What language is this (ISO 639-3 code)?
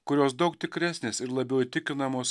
lit